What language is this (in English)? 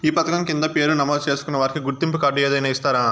Telugu